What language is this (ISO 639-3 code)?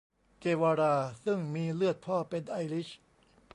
tha